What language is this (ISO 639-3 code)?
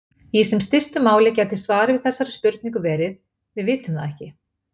isl